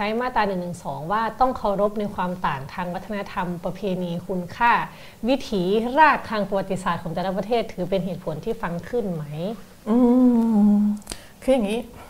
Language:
Thai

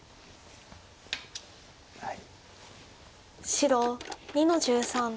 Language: Japanese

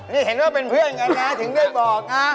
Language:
Thai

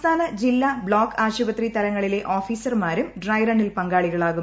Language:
Malayalam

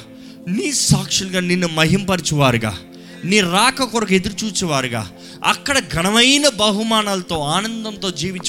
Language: Telugu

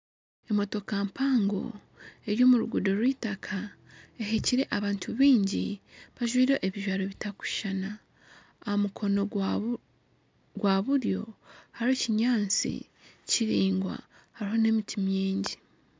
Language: Nyankole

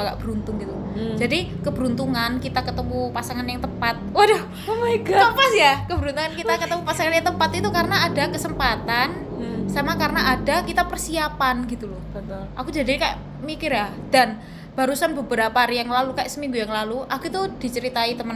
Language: Indonesian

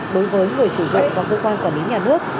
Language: Vietnamese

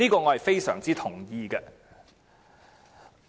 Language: Cantonese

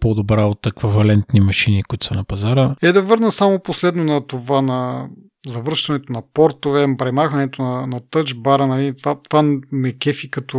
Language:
Bulgarian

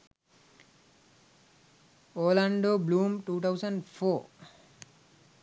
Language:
Sinhala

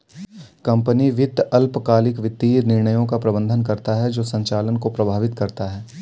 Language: Hindi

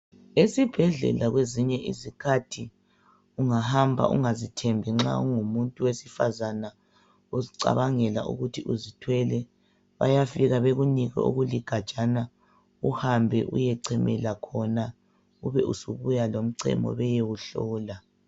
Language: North Ndebele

